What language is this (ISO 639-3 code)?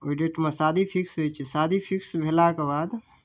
mai